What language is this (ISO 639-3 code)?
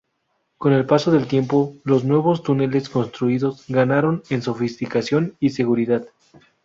spa